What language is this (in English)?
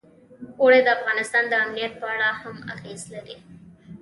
Pashto